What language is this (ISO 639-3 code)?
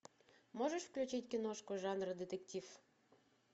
rus